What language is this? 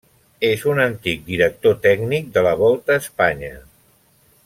Catalan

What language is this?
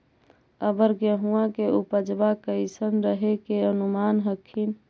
Magahi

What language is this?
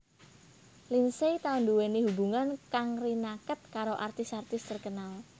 Javanese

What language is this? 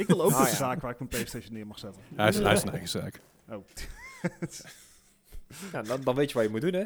Dutch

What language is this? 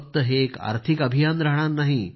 Marathi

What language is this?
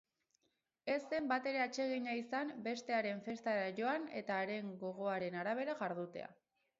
Basque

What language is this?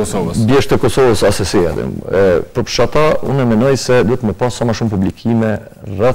Romanian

